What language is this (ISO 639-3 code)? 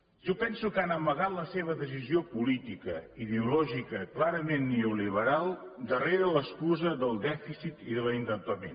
cat